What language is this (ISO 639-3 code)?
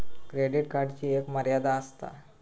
mar